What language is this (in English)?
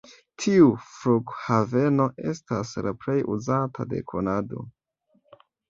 Esperanto